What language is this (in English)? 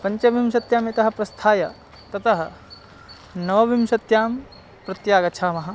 Sanskrit